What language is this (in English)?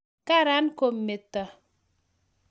Kalenjin